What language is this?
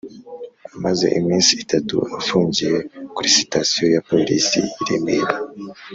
Kinyarwanda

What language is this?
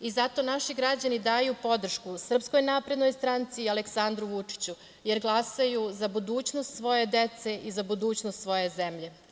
Serbian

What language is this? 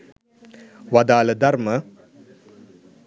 Sinhala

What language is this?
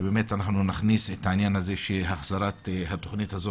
Hebrew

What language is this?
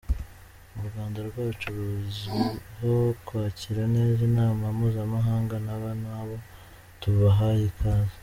Kinyarwanda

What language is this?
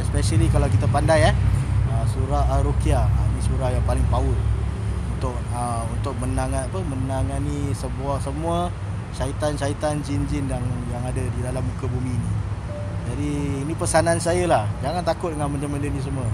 Malay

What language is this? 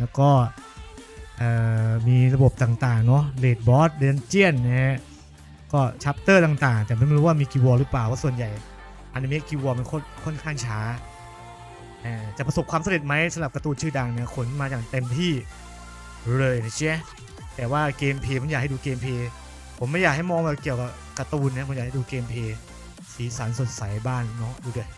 Thai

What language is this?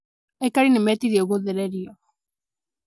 Kikuyu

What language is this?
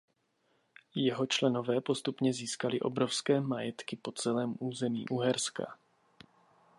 Czech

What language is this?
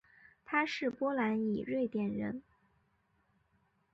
Chinese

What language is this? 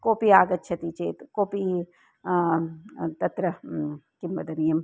Sanskrit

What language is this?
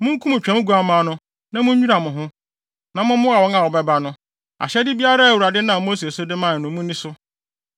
Akan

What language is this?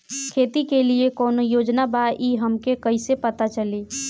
Bhojpuri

